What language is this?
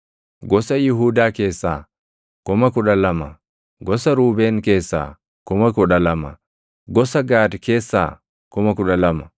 Oromo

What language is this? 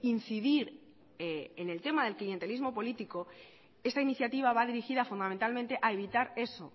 Spanish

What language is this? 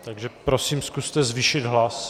Czech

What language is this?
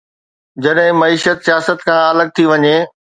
Sindhi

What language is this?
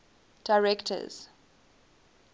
English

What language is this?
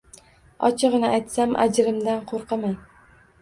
Uzbek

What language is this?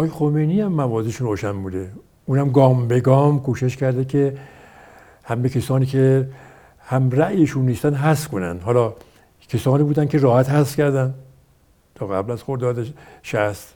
Persian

